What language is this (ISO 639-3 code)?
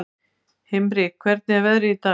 isl